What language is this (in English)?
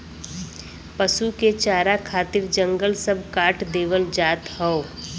Bhojpuri